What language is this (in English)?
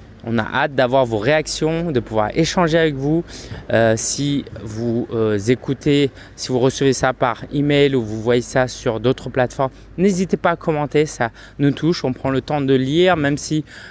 French